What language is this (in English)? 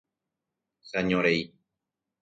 Guarani